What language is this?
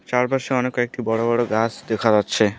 Bangla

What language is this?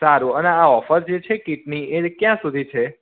Gujarati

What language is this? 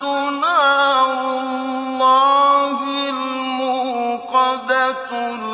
Arabic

